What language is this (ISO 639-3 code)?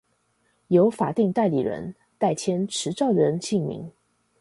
zho